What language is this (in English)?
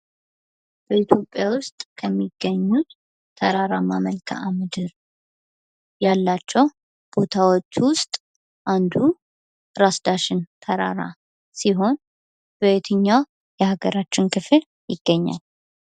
Amharic